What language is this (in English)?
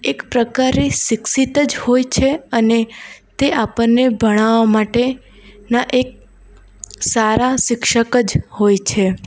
Gujarati